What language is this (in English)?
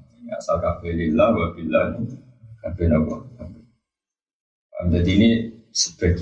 Malay